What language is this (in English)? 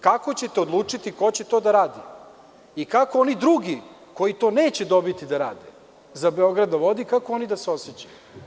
Serbian